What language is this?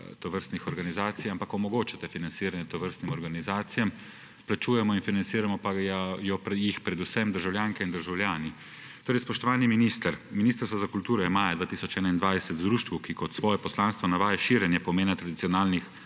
Slovenian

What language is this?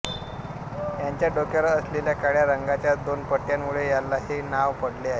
Marathi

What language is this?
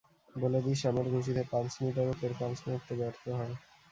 Bangla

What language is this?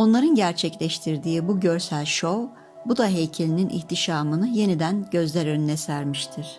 Turkish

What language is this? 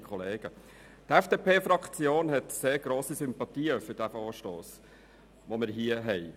Swiss German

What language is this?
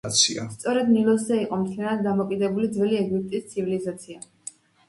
Georgian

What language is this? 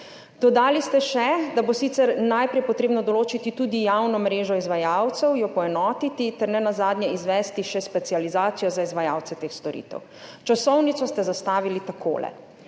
Slovenian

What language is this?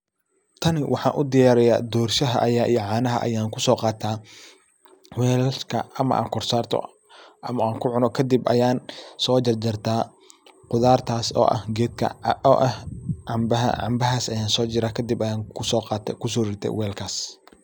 Somali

